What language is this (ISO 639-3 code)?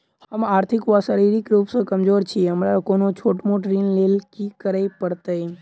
mai